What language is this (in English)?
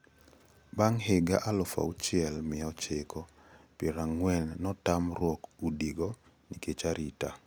Luo (Kenya and Tanzania)